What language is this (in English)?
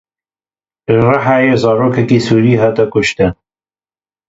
Kurdish